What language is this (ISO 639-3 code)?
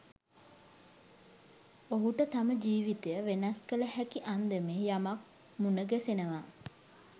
sin